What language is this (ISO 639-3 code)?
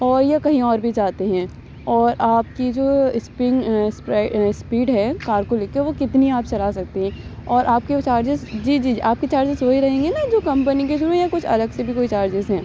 urd